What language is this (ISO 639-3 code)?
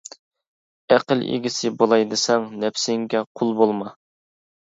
uig